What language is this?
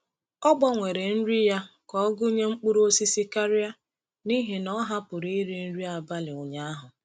Igbo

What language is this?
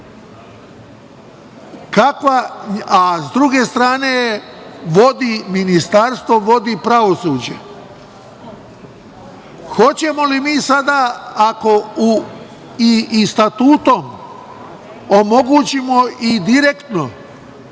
Serbian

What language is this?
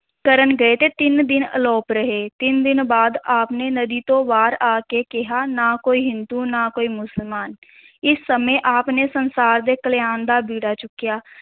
Punjabi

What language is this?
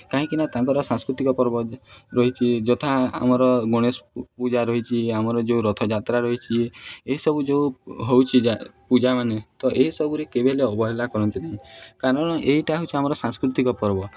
Odia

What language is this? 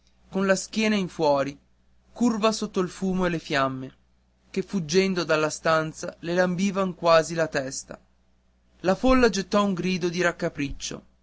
Italian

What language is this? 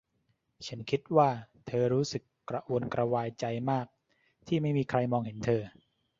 Thai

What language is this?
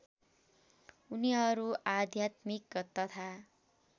Nepali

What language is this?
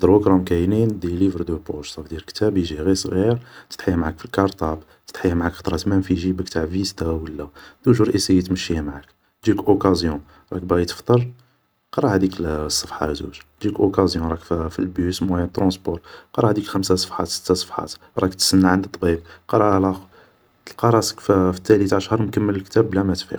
Algerian Arabic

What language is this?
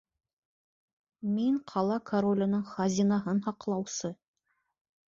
Bashkir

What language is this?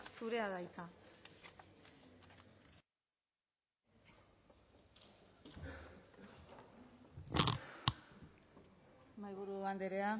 Basque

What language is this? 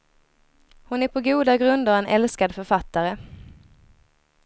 Swedish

